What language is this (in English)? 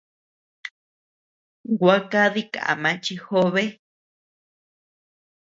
Tepeuxila Cuicatec